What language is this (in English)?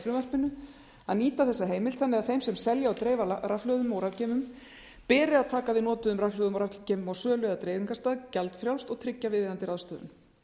Icelandic